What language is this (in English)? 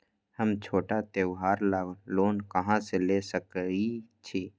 Magahi